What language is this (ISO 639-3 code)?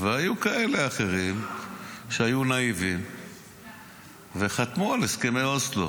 heb